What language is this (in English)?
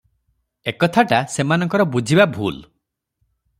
Odia